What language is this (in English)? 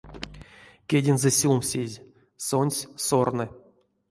Erzya